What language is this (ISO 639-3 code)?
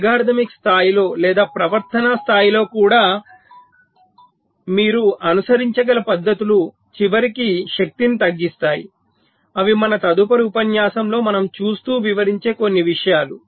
tel